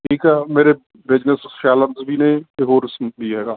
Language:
Punjabi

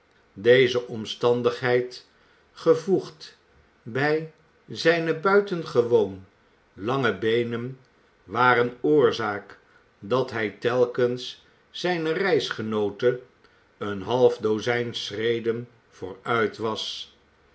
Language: Dutch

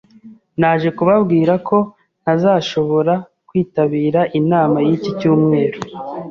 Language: Kinyarwanda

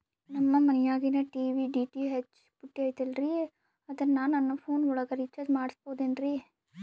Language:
Kannada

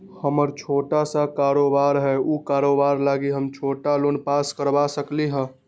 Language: Magahi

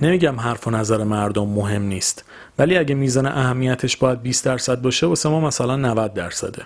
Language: Persian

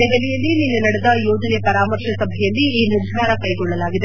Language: Kannada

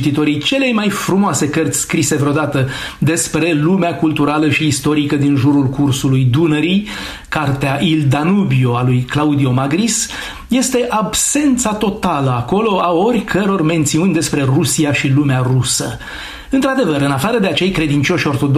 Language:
Romanian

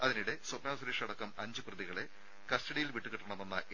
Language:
Malayalam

